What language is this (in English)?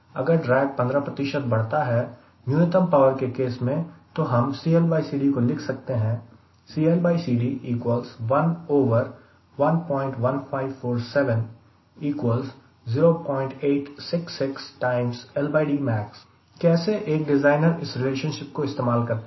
Hindi